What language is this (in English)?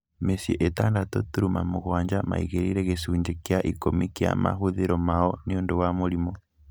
Kikuyu